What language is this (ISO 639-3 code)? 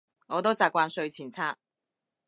yue